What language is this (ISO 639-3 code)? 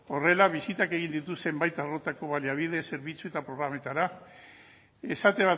eus